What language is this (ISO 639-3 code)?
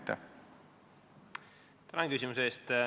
est